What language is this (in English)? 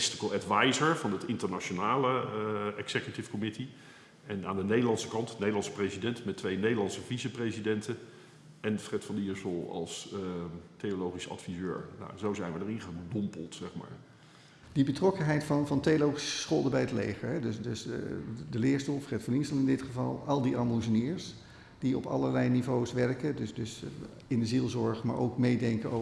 Dutch